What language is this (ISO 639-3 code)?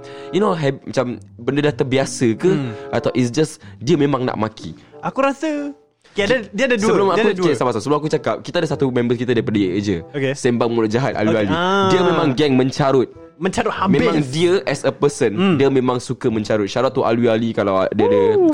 msa